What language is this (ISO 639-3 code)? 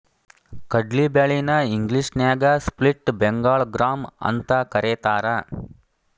kan